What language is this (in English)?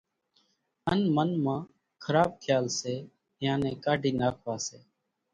Kachi Koli